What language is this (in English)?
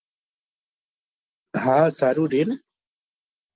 Gujarati